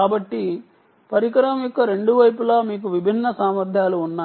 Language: Telugu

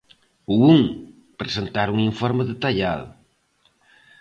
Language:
Galician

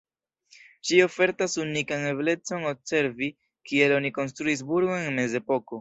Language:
Esperanto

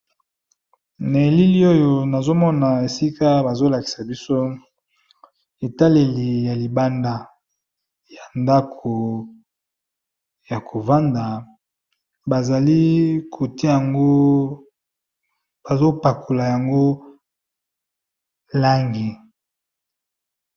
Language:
Lingala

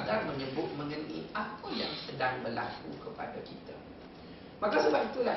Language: Malay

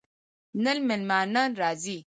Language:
Pashto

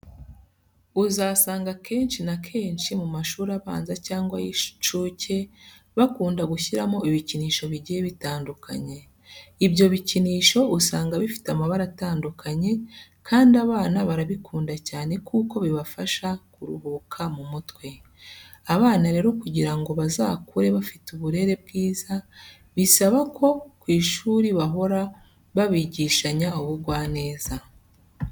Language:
Kinyarwanda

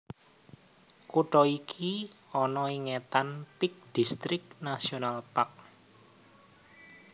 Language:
Javanese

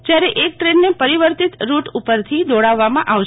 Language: Gujarati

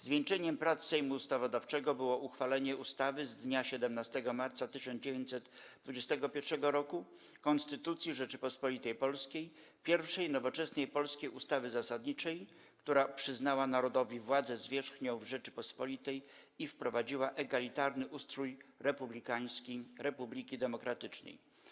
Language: Polish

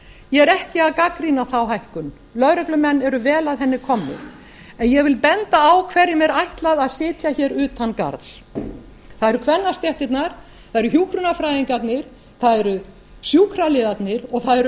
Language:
Icelandic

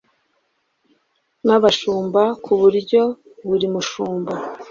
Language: Kinyarwanda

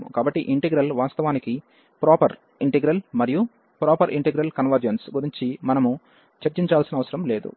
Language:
Telugu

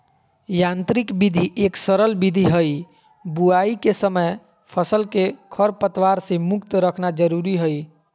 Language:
Magahi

